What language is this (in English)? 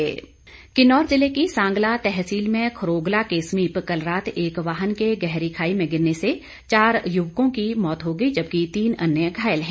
Hindi